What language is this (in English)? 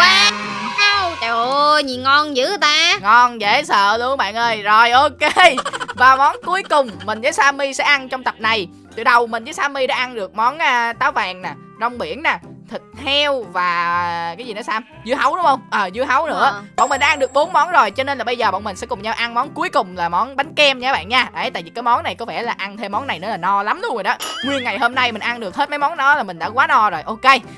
Vietnamese